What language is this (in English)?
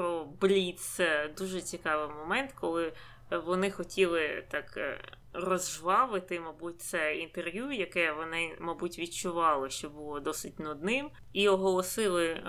Ukrainian